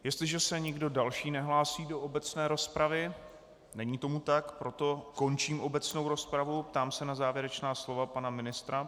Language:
Czech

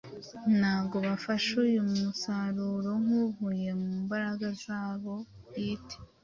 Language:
Kinyarwanda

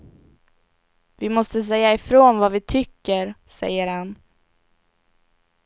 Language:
Swedish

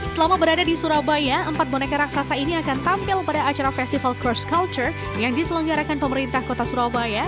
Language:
Indonesian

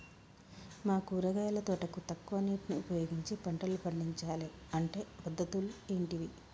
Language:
Telugu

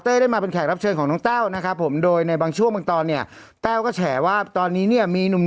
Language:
Thai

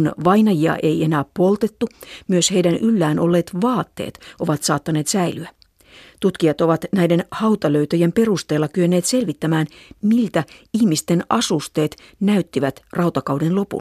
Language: Finnish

